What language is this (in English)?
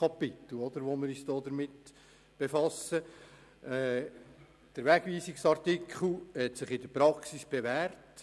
Swiss German